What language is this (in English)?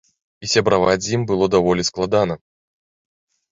Belarusian